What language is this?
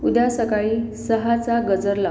Marathi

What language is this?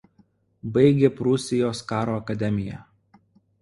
Lithuanian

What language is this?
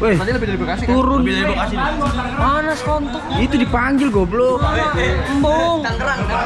Indonesian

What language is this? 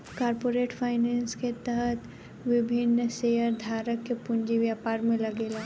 Bhojpuri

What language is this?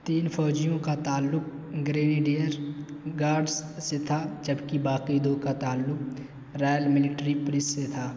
Urdu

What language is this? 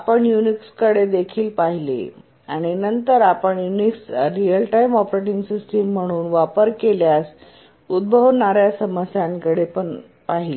Marathi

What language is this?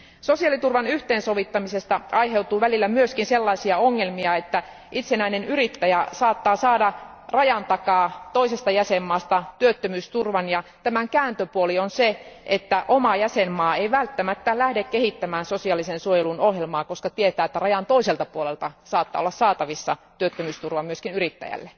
Finnish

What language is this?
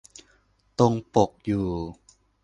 Thai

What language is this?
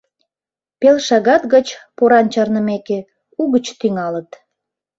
Mari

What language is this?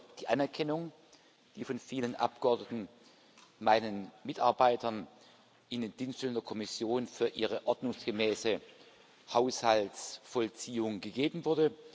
German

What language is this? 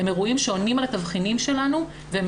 Hebrew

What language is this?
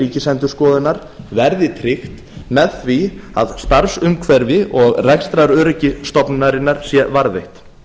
Icelandic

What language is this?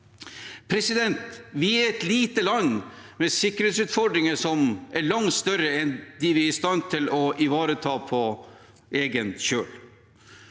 Norwegian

